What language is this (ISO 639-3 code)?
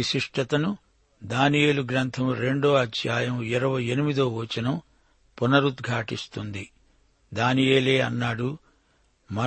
tel